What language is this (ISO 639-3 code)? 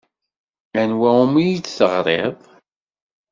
kab